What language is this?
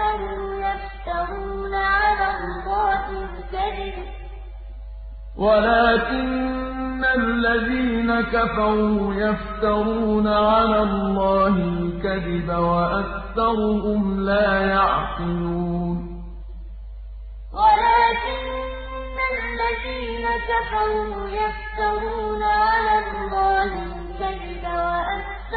Arabic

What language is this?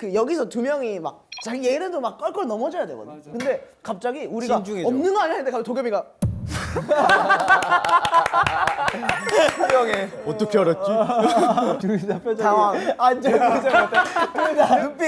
Korean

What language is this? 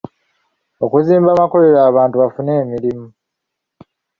Ganda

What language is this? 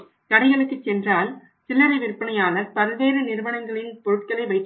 Tamil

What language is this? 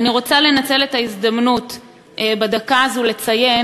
Hebrew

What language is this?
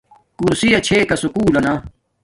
Domaaki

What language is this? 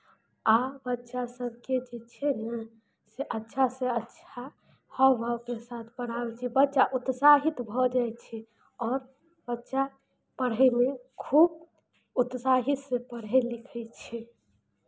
Maithili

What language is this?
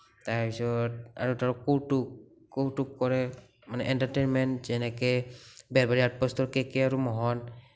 Assamese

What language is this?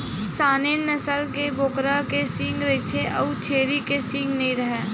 Chhattisgarhi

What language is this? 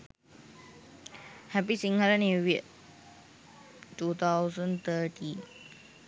Sinhala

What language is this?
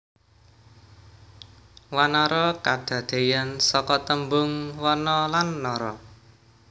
Javanese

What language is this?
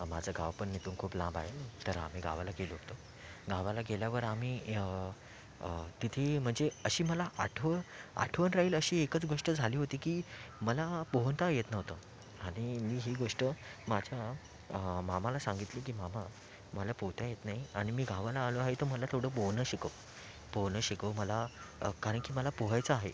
Marathi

